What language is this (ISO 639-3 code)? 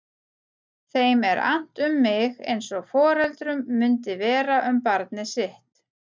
isl